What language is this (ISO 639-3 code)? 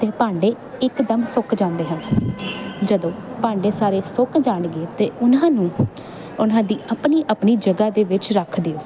pan